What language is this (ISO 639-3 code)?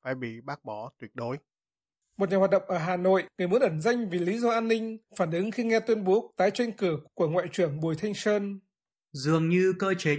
vie